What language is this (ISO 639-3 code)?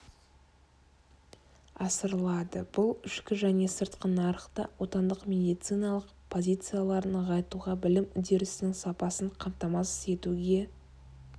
kaz